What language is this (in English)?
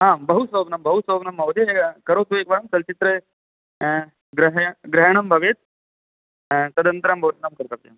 Sanskrit